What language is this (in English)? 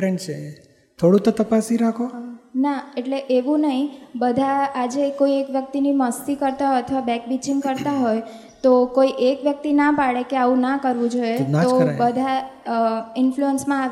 Gujarati